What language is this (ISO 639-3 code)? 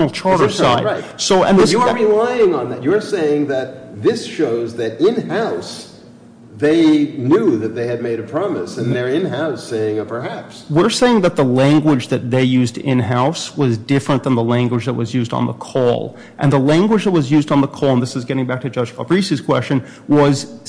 eng